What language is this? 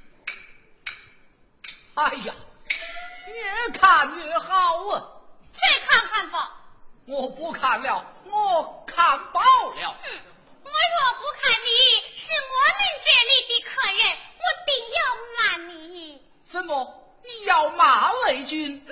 Chinese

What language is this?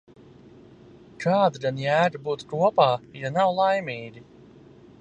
Latvian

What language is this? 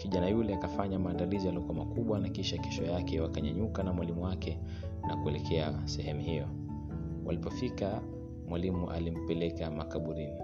Swahili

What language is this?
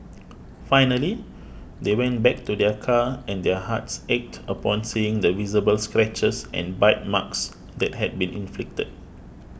English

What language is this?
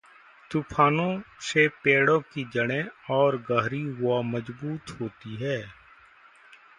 Hindi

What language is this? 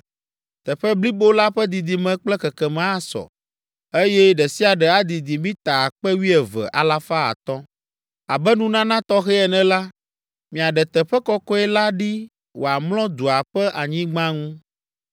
Ewe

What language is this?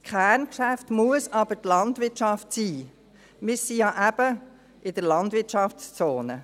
Swiss German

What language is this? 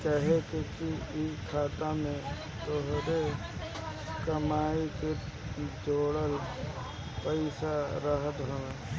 Bhojpuri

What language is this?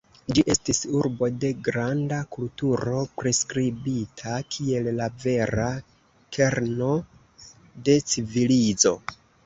Esperanto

